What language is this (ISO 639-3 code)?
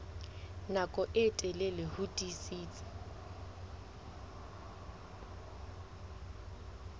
sot